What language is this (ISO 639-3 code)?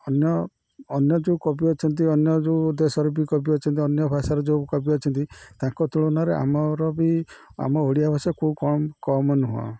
ori